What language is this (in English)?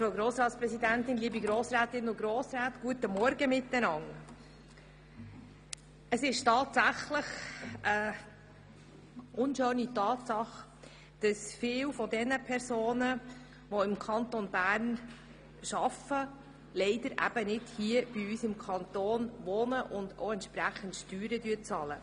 Swiss German